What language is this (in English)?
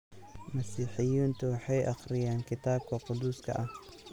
Somali